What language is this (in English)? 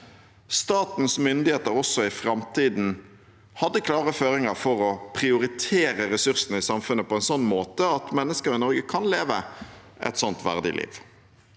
Norwegian